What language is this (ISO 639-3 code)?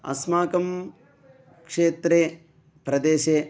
san